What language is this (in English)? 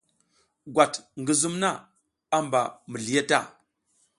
South Giziga